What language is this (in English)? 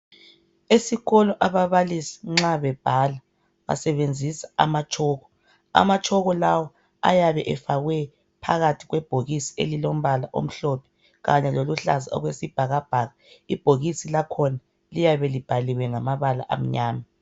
North Ndebele